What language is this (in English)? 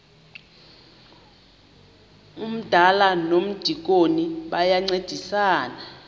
Xhosa